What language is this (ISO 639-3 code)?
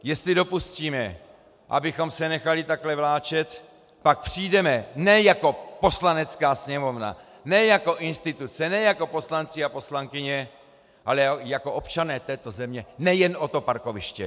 ces